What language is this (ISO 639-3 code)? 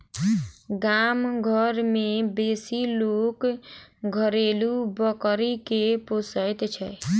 mai